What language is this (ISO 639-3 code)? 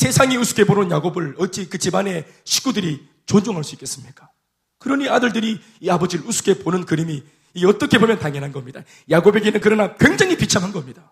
kor